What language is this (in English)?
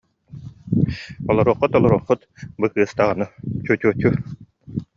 Yakut